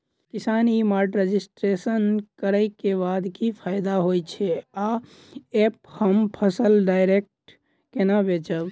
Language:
Maithili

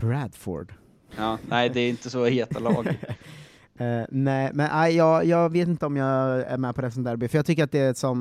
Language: Swedish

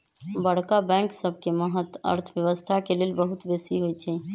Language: Magahi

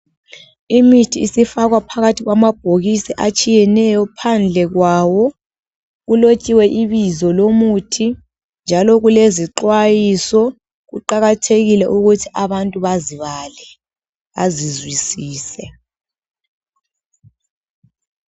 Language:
North Ndebele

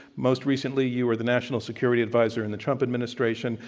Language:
English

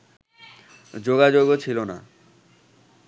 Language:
Bangla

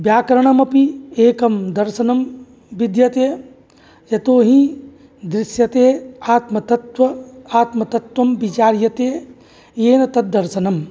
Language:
Sanskrit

